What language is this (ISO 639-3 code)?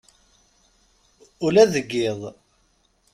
kab